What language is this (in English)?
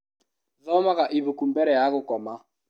Kikuyu